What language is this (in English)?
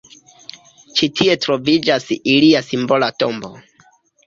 Esperanto